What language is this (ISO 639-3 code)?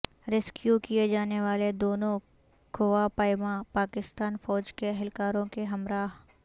urd